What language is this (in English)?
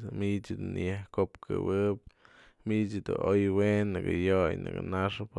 Mazatlán Mixe